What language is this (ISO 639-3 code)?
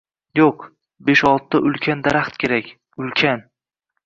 uzb